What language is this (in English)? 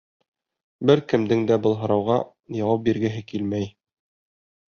Bashkir